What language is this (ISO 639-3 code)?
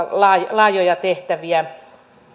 fin